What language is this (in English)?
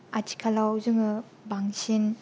Bodo